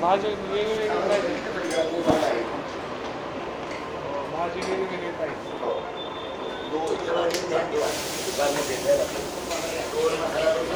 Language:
Marathi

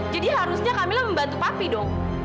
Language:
Indonesian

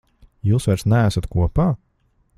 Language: Latvian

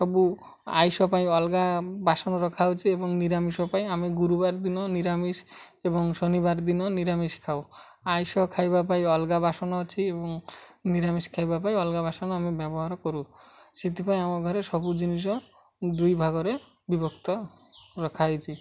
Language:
Odia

